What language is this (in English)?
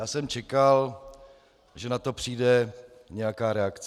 Czech